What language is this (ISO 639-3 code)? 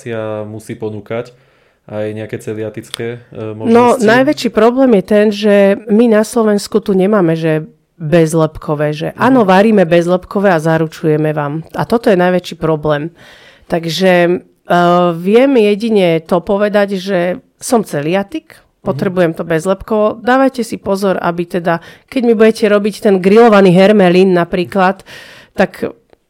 slk